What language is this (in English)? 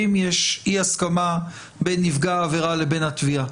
Hebrew